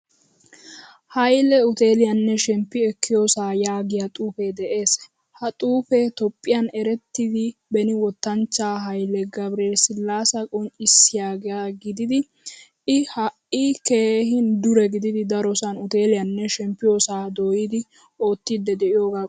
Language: Wolaytta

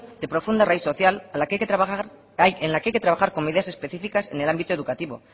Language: Spanish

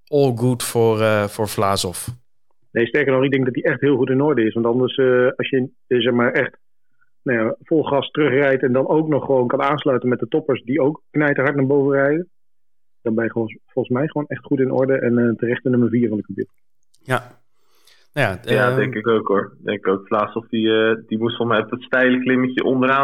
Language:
Dutch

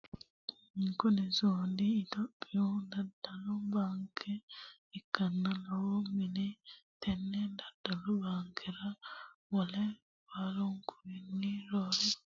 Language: Sidamo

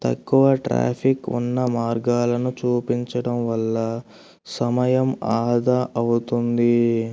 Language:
Telugu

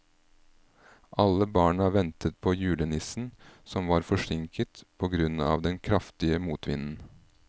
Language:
Norwegian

